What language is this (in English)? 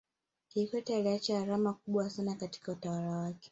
Swahili